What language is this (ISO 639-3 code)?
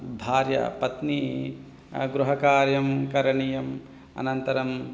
san